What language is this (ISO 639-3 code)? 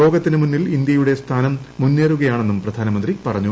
mal